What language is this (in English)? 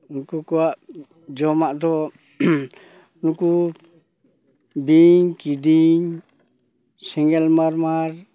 Santali